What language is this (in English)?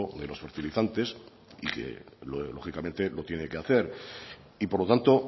Spanish